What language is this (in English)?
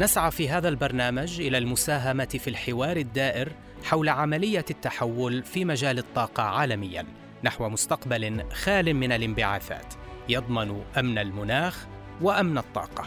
Arabic